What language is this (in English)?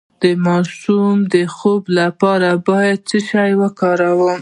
Pashto